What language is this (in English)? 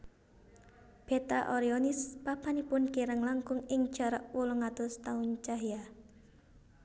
Javanese